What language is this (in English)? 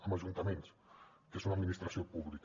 Catalan